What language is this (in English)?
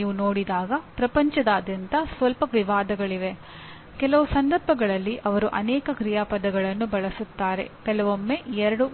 Kannada